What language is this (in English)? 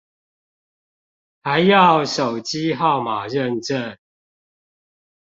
Chinese